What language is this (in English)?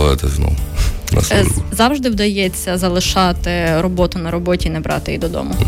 Ukrainian